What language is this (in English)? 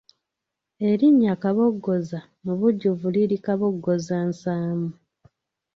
Ganda